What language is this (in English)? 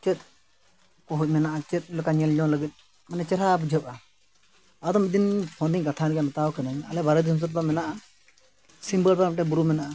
Santali